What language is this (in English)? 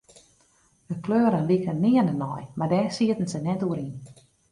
Western Frisian